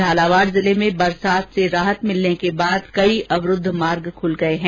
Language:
Hindi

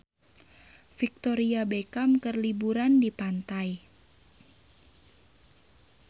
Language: Sundanese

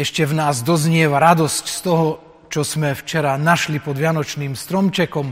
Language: Slovak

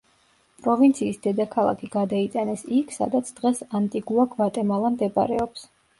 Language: Georgian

